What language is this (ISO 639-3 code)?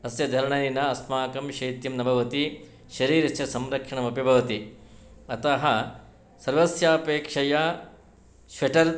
san